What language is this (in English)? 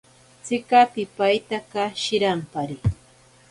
Ashéninka Perené